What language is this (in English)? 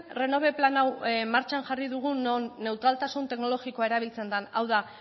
Basque